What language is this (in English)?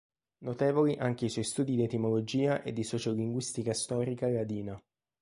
Italian